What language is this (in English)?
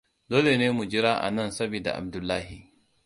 Hausa